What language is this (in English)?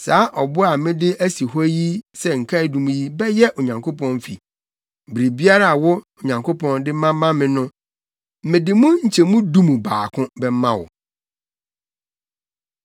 Akan